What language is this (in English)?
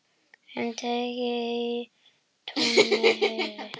Icelandic